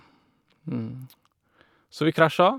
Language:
Norwegian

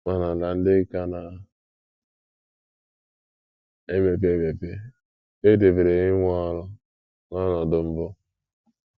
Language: Igbo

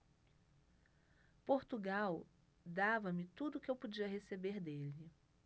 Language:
Portuguese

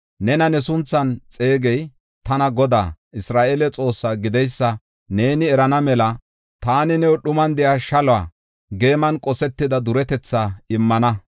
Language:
Gofa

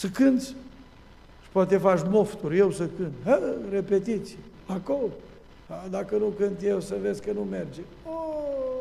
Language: Romanian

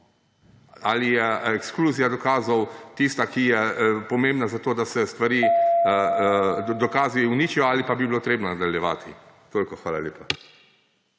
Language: Slovenian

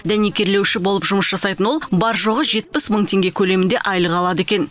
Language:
Kazakh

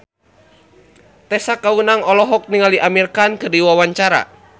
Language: Sundanese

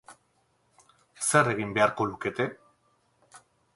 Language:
Basque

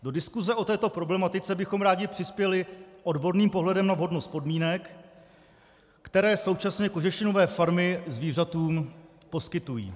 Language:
Czech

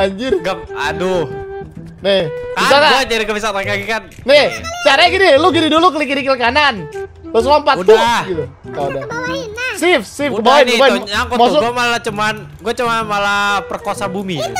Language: Indonesian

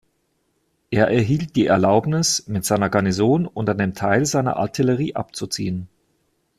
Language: German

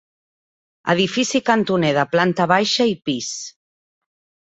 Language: Catalan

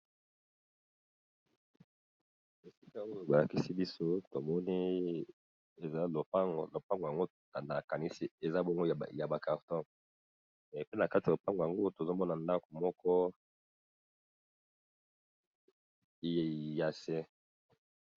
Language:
Lingala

